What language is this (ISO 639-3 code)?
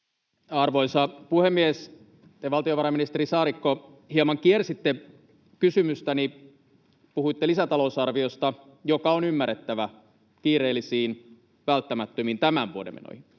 fin